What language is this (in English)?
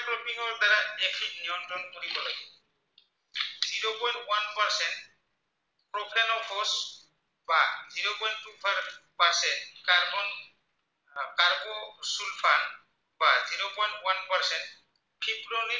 Assamese